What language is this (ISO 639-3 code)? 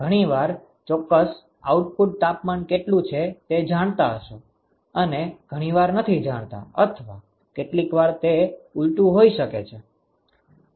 guj